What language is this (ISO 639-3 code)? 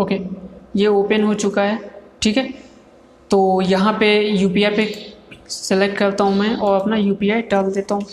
hin